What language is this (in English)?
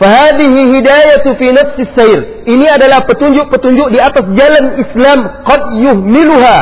Malay